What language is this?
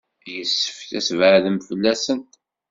Kabyle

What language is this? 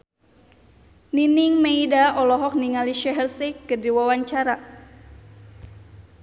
Sundanese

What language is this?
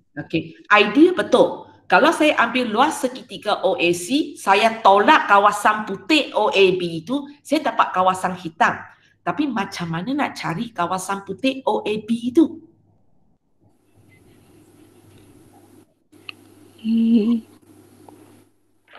Malay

